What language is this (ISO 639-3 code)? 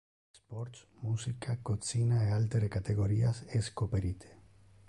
ina